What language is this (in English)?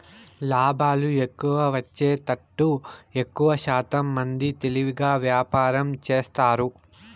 Telugu